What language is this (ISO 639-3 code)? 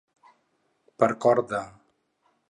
cat